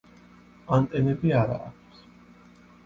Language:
Georgian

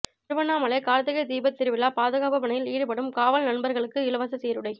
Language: Tamil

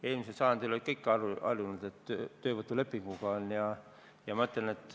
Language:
Estonian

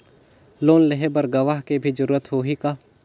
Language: Chhattisgarhi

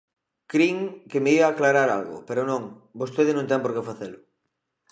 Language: Galician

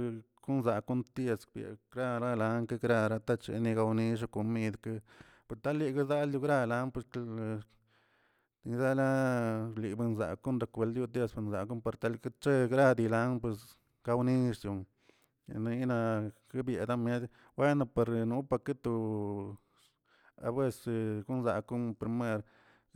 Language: Tilquiapan Zapotec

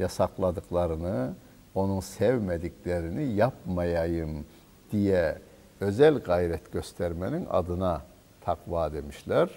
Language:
Turkish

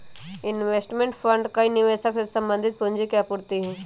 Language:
Magahi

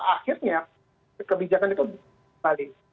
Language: Indonesian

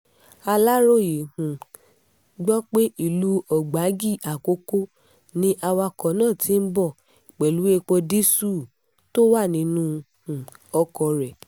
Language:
Yoruba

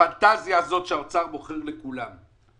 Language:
Hebrew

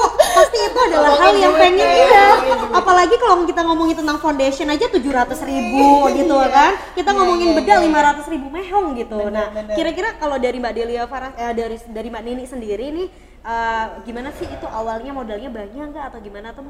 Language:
Indonesian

